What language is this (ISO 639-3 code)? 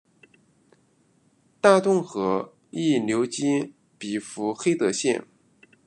zho